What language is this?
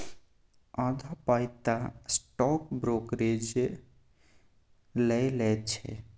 Maithili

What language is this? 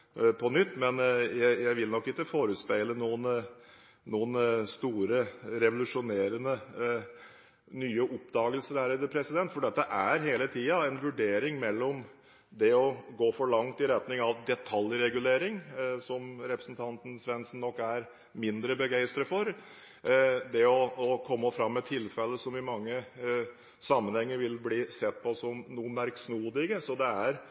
Norwegian Bokmål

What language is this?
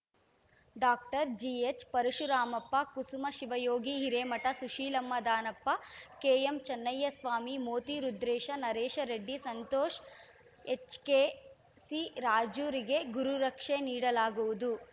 Kannada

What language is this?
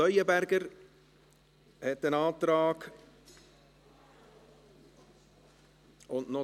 Swiss German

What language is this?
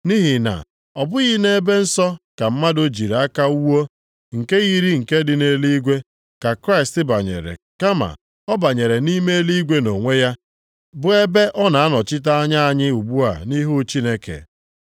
Igbo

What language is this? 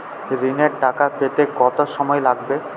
Bangla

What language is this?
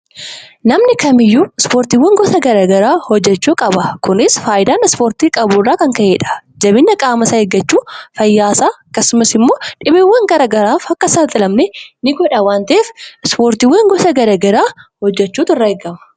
Oromo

